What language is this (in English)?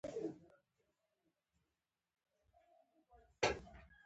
Pashto